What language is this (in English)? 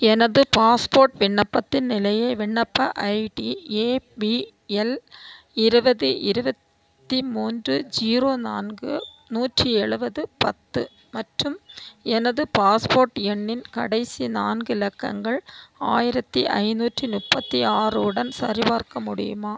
Tamil